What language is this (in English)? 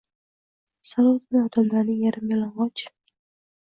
Uzbek